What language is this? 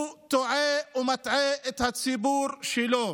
Hebrew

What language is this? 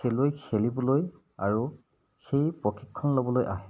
Assamese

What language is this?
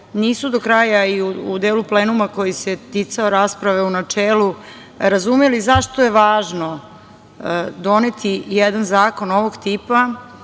Serbian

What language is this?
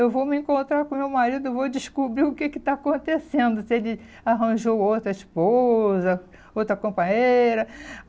Portuguese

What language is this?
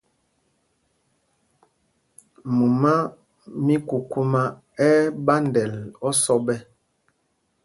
Mpumpong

